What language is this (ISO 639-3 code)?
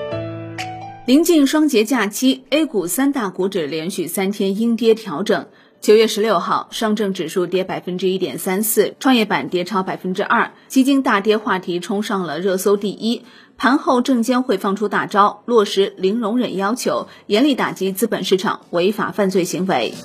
zho